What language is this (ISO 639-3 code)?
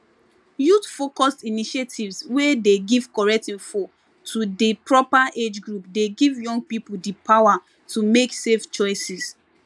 pcm